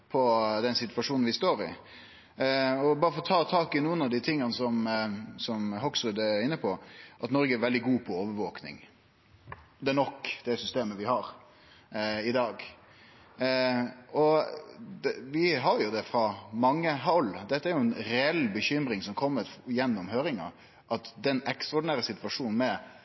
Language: Norwegian Nynorsk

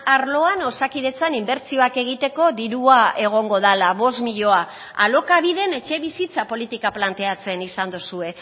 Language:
Basque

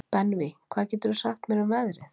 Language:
Icelandic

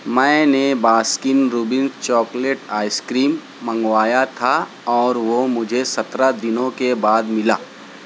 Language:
Urdu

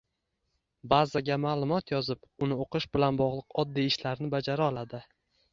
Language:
Uzbek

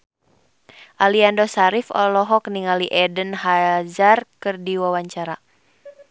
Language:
Sundanese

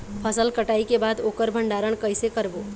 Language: Chhattisgarhi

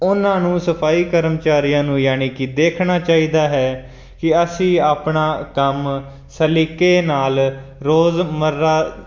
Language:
Punjabi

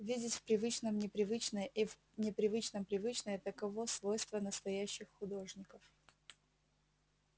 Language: Russian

